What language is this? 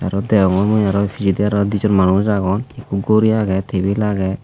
Chakma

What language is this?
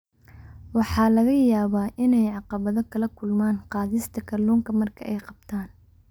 Somali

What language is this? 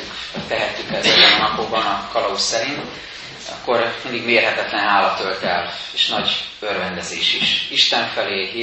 Hungarian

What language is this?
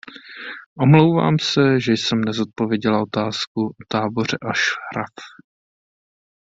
Czech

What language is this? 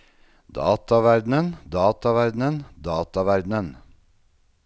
Norwegian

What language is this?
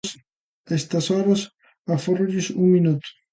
Galician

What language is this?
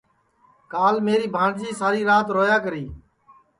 Sansi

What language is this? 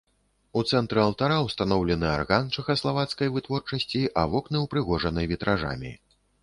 Belarusian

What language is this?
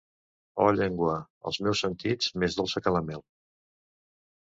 Catalan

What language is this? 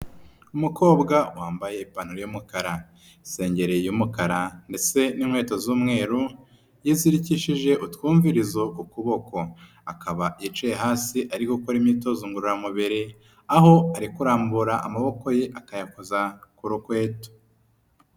Kinyarwanda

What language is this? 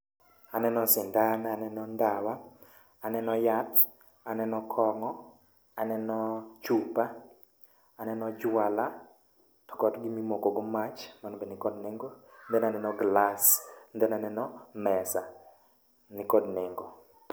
Luo (Kenya and Tanzania)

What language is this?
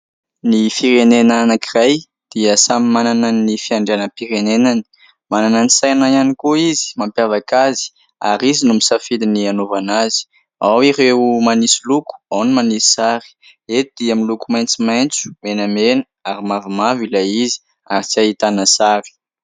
Malagasy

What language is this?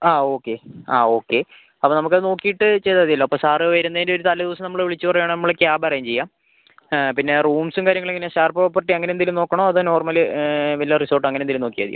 Malayalam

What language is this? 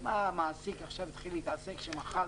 Hebrew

